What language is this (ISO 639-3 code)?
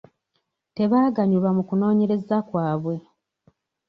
lug